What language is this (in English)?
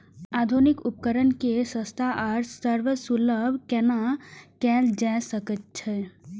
Maithili